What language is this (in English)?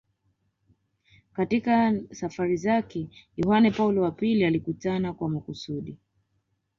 Swahili